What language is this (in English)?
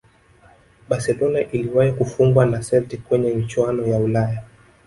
Swahili